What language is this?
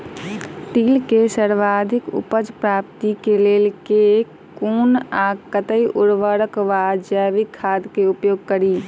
Maithili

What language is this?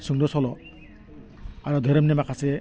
Bodo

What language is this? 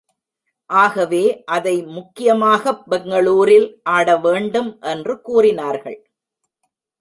Tamil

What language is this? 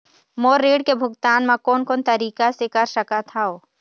Chhattisgarhi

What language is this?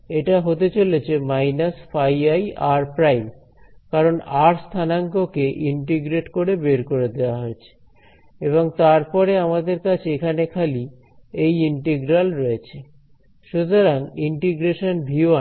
Bangla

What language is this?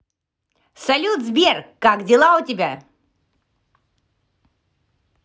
Russian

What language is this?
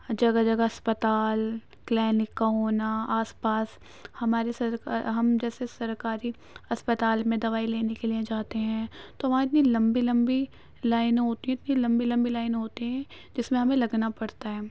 Urdu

